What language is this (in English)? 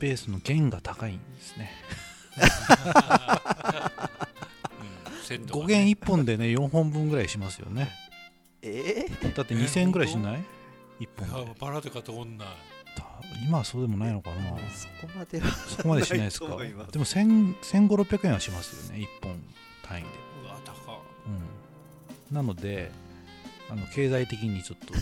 Japanese